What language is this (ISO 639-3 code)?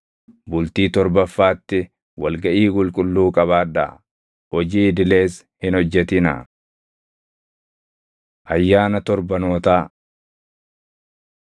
orm